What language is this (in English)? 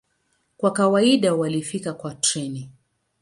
Swahili